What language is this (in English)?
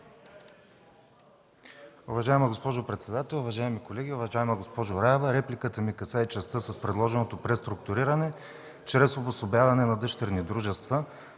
Bulgarian